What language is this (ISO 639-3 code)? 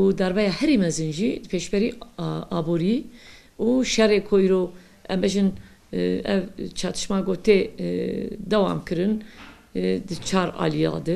tur